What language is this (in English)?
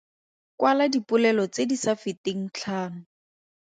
Tswana